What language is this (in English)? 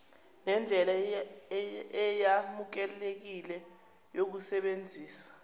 Zulu